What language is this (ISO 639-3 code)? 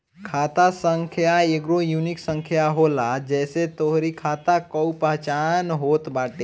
bho